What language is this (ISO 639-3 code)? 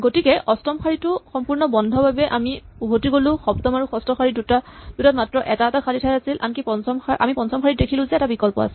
asm